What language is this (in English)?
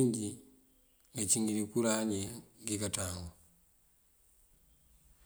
Mandjak